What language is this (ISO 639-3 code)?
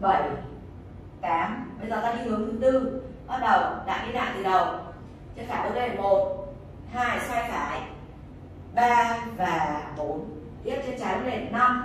vie